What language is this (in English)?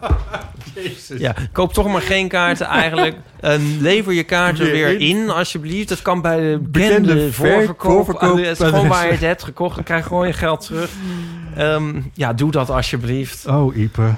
Dutch